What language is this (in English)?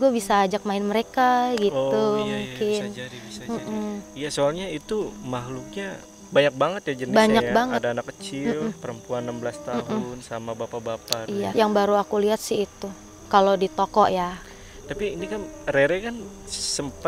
Indonesian